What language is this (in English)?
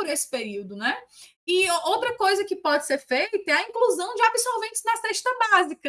Portuguese